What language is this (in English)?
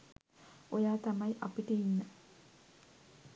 Sinhala